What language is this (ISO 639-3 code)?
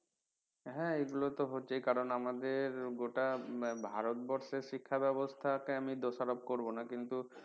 ben